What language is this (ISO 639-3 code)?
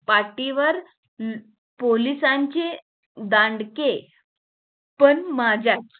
mar